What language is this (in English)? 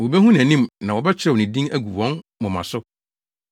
Akan